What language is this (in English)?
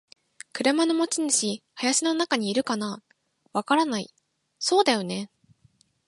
Japanese